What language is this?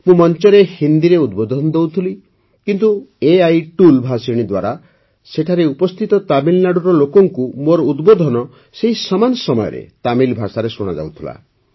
Odia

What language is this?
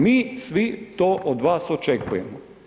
Croatian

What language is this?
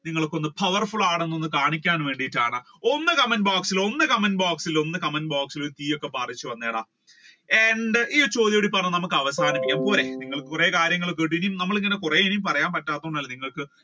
Malayalam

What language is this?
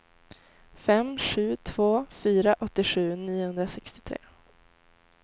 Swedish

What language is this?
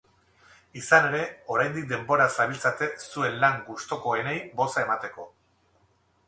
Basque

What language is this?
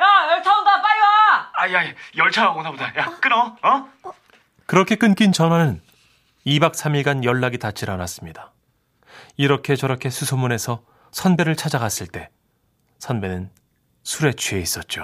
Korean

